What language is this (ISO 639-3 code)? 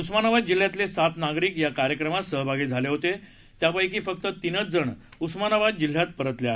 mar